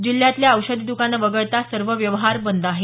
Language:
Marathi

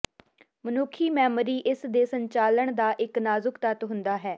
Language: Punjabi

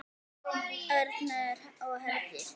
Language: Icelandic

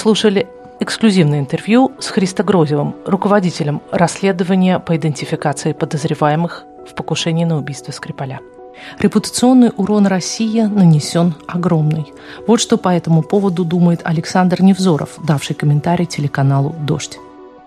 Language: Russian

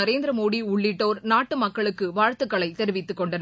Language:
Tamil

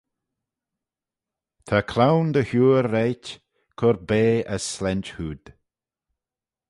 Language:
Manx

